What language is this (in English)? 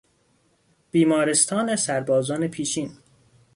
Persian